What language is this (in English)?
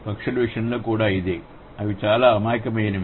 Telugu